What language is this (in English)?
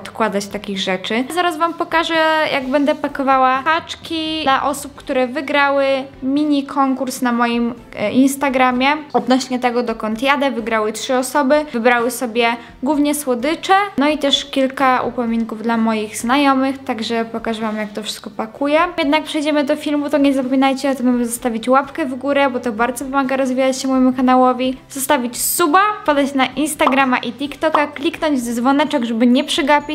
Polish